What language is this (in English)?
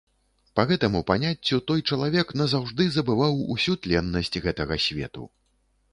Belarusian